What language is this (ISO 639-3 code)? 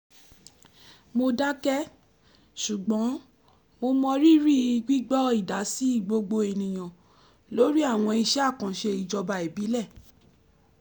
yor